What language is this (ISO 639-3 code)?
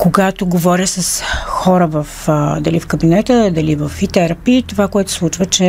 bul